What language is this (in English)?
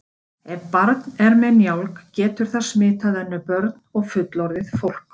Icelandic